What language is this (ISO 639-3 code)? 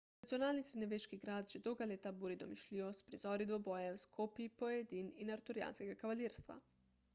slv